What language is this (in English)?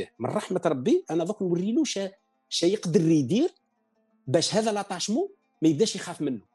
Arabic